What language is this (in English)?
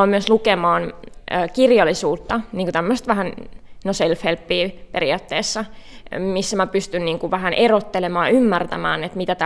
Finnish